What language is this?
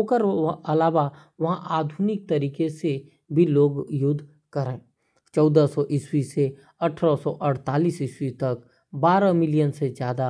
Korwa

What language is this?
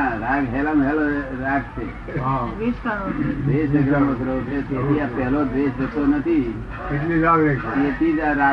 Gujarati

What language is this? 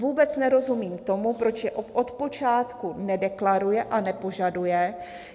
Czech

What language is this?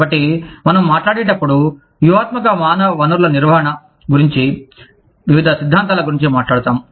Telugu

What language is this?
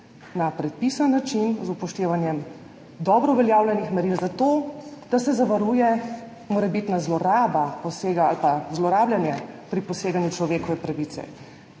Slovenian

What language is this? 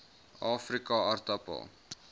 Afrikaans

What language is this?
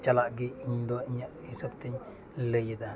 Santali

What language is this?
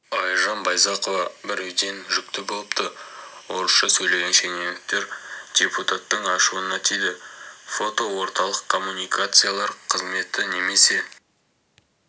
Kazakh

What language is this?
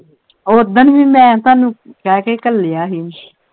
Punjabi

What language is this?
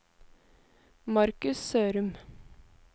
Norwegian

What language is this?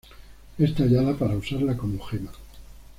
Spanish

